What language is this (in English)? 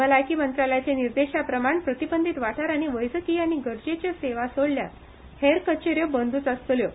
Konkani